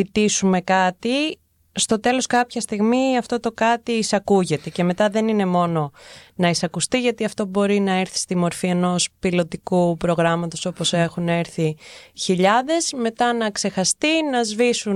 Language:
Greek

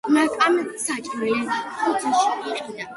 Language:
Georgian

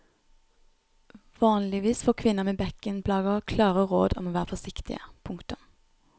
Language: Norwegian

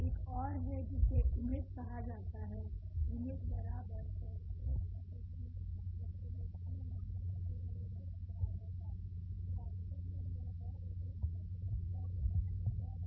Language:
Hindi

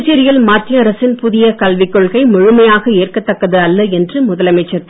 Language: Tamil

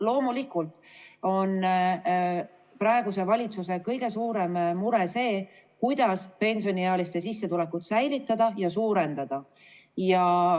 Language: Estonian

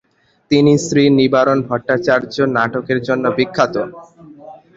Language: Bangla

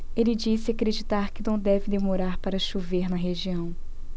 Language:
Portuguese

